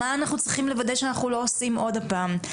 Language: Hebrew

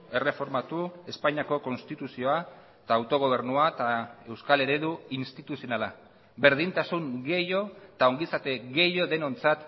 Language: Basque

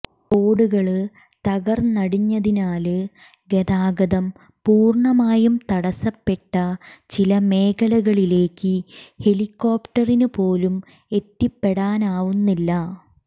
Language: Malayalam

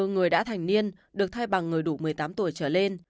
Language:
Vietnamese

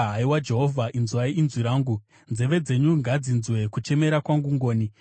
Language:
Shona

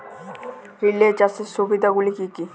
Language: Bangla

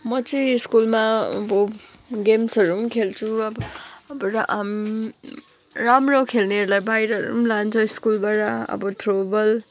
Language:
Nepali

